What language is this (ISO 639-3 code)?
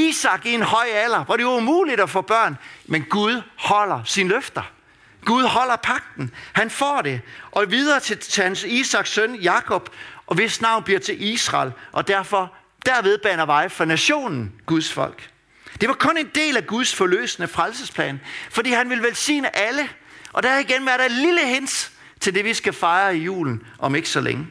dan